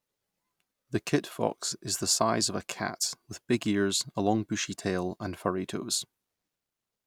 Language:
English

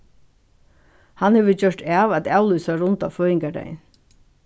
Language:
Faroese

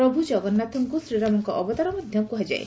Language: Odia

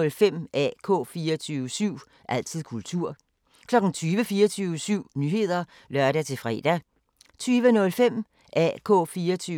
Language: Danish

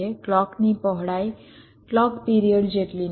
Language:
Gujarati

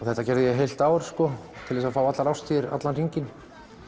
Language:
Icelandic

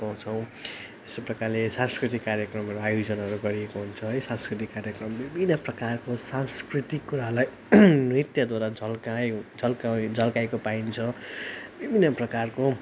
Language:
Nepali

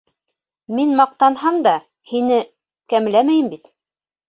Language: Bashkir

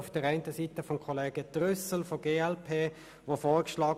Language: Swiss German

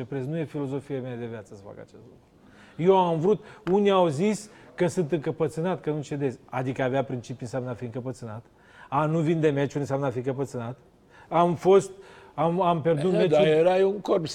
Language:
Romanian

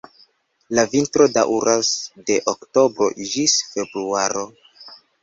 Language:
Esperanto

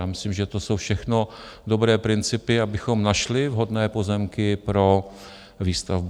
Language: Czech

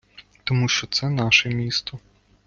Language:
Ukrainian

